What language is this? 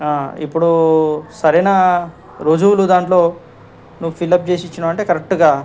Telugu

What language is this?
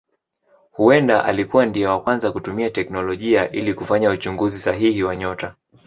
Swahili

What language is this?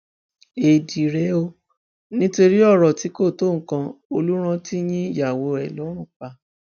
Yoruba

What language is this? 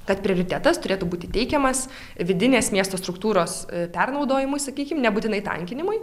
Lithuanian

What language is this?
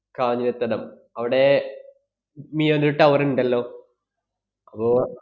Malayalam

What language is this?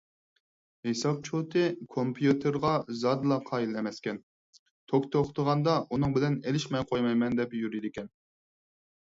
Uyghur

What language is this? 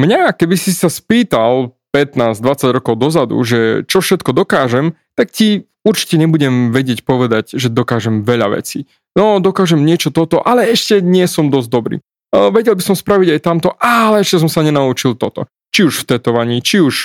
Slovak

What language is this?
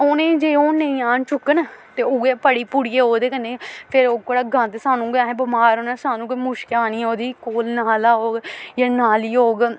Dogri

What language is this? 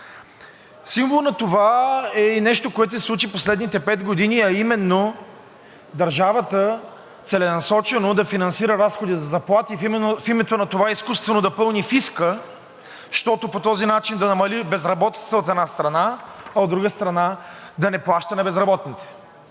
Bulgarian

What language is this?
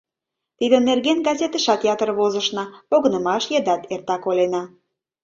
Mari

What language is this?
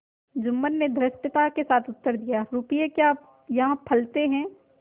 Hindi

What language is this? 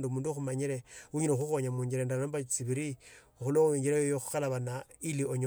Tsotso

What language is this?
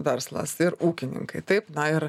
Lithuanian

